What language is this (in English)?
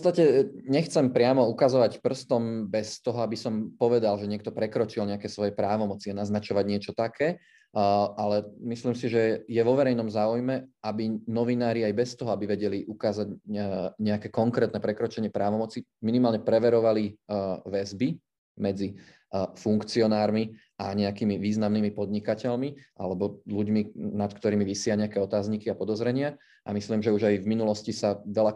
Slovak